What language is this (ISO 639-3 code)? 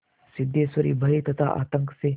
hin